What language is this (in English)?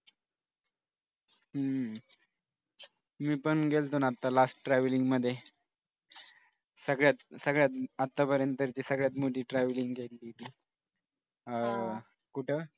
Marathi